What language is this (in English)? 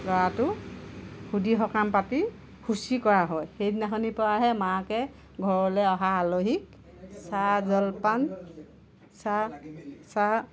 Assamese